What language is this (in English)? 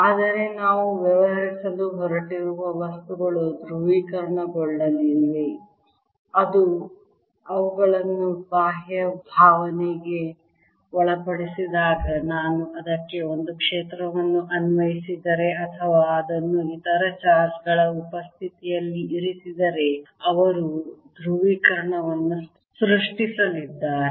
Kannada